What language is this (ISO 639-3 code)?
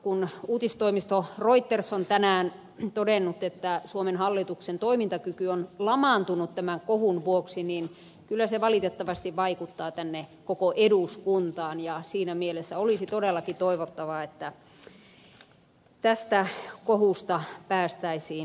fin